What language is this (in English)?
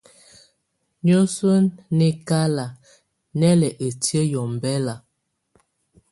Tunen